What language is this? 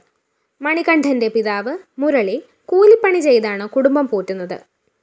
Malayalam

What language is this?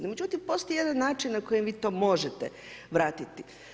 Croatian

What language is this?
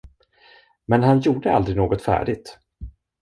Swedish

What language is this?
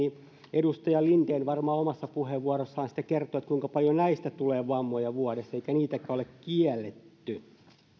Finnish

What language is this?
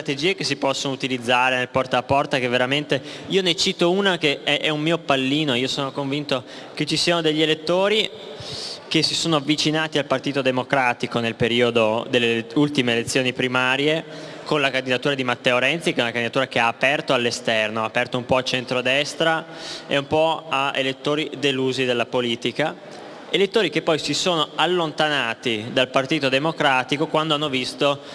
Italian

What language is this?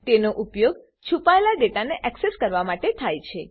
Gujarati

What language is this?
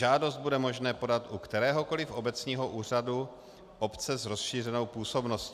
Czech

